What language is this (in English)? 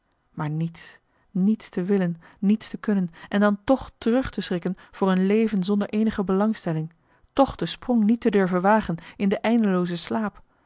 Dutch